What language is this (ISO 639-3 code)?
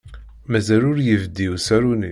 kab